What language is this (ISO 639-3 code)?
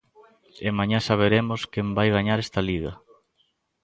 glg